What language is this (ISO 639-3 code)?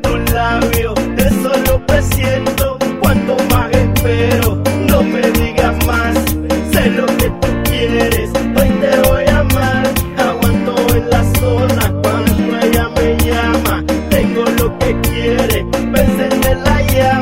jpn